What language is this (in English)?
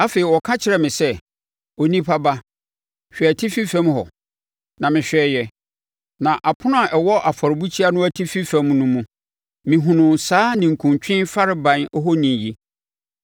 Akan